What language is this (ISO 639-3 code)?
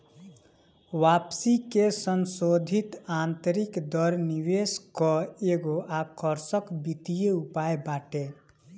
bho